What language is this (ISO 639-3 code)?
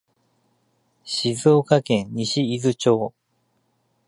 jpn